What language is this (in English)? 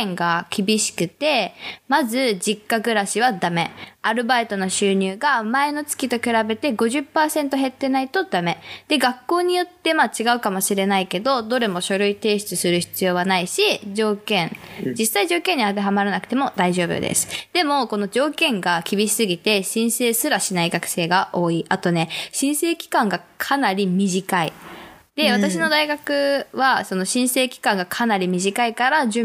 Japanese